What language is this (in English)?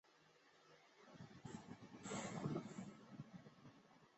Chinese